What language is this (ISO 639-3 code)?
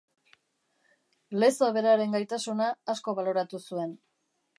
eus